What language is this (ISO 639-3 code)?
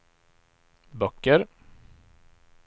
swe